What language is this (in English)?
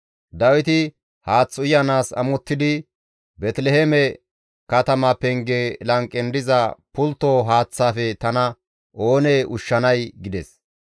Gamo